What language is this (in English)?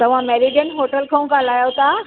Sindhi